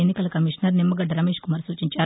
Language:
Telugu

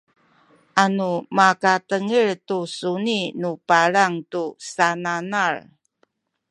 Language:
Sakizaya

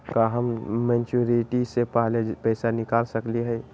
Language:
Magahi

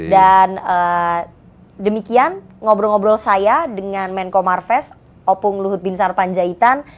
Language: Indonesian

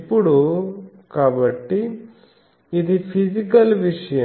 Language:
Telugu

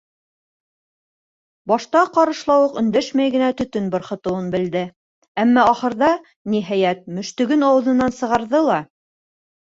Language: Bashkir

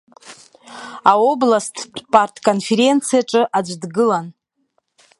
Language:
Abkhazian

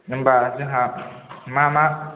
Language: Bodo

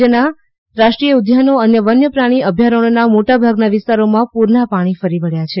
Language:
Gujarati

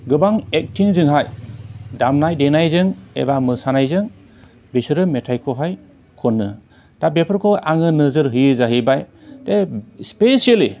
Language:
Bodo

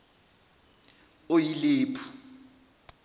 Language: Zulu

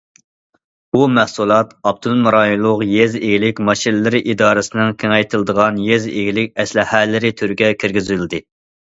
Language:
Uyghur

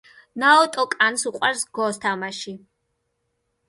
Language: Georgian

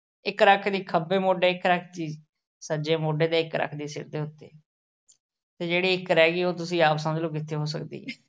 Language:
Punjabi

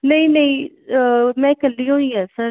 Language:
Punjabi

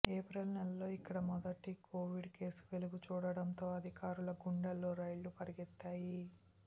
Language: Telugu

